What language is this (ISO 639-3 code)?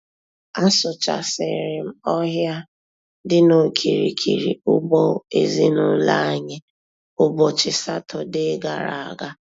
ibo